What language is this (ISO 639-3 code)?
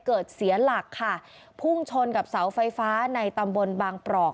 tha